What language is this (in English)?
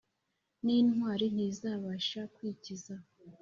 Kinyarwanda